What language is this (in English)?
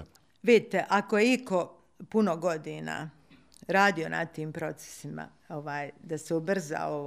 Croatian